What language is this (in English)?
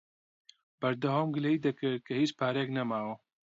Central Kurdish